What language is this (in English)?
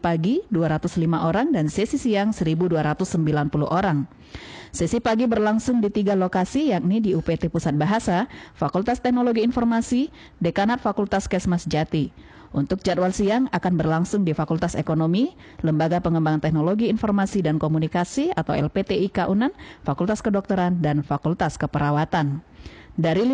Indonesian